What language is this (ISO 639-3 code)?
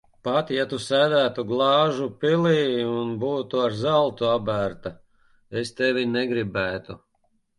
lav